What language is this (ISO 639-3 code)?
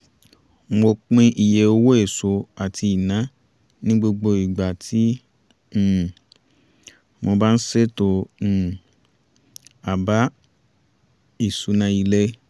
yor